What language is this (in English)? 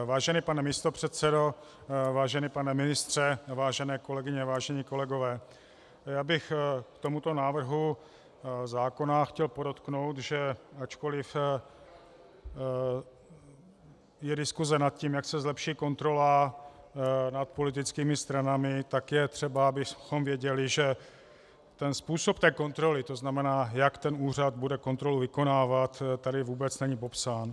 Czech